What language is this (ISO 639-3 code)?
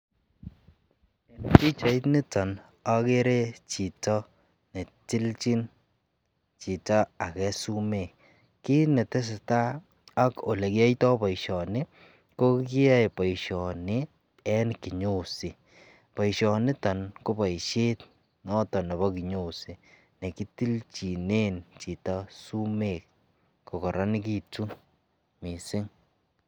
kln